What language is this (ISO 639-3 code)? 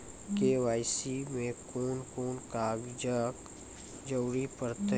mai